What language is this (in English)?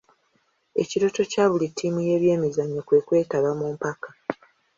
Ganda